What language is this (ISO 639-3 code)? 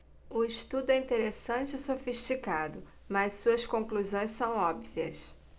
por